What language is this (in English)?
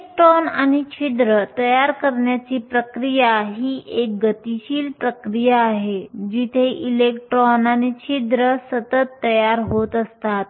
Marathi